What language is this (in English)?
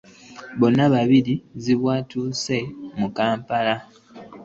Ganda